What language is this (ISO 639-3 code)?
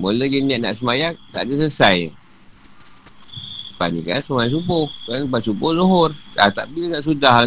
msa